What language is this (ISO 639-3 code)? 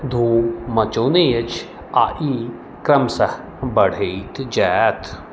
mai